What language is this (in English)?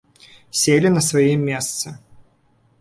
Belarusian